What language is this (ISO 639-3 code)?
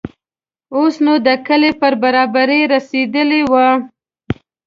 pus